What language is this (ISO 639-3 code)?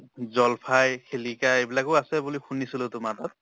asm